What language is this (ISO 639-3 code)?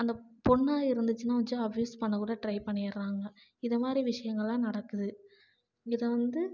tam